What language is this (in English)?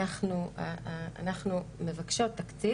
Hebrew